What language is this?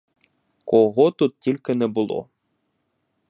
Ukrainian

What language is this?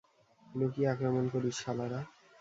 Bangla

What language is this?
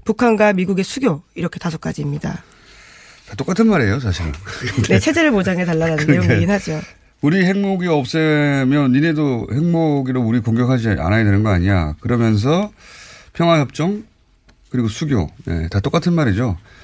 Korean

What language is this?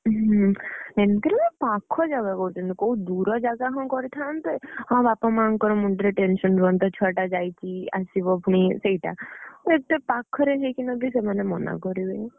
Odia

